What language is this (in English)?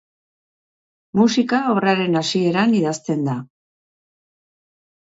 Basque